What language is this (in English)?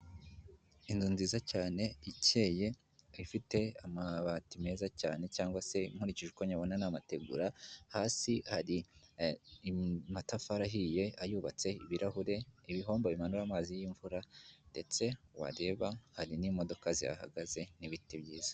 Kinyarwanda